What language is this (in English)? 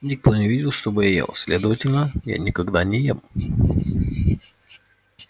Russian